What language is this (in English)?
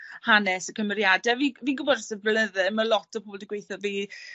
Welsh